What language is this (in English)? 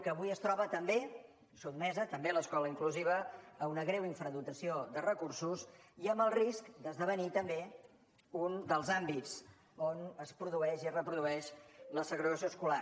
Catalan